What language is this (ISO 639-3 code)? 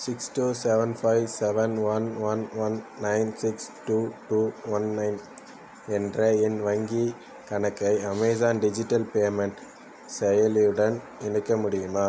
tam